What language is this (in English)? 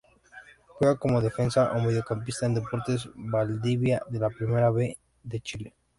Spanish